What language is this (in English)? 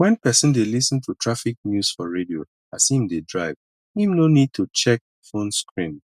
Nigerian Pidgin